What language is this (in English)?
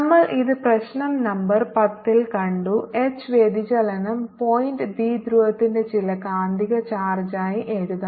Malayalam